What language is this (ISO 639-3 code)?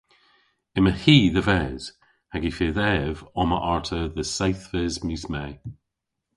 cor